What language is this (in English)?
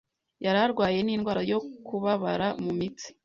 Kinyarwanda